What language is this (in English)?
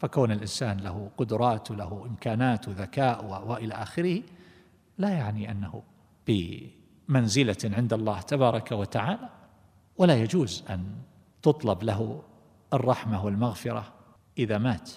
Arabic